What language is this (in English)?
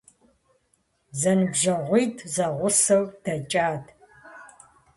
Kabardian